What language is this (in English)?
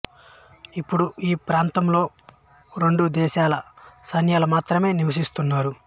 Telugu